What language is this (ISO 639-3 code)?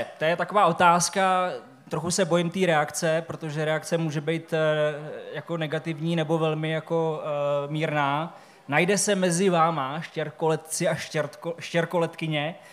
ces